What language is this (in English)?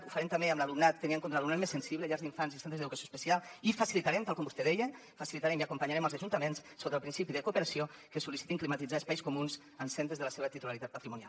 Catalan